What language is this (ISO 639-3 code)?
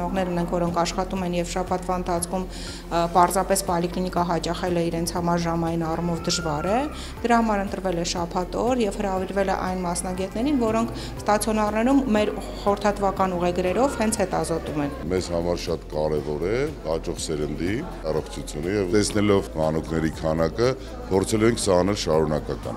ron